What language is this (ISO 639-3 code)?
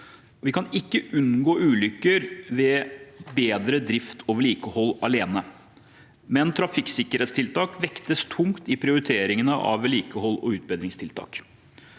nor